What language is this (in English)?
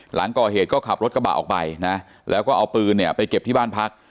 Thai